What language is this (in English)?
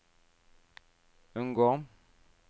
Norwegian